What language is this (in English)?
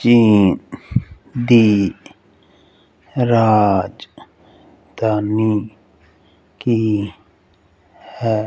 Punjabi